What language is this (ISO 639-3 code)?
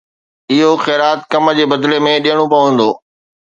snd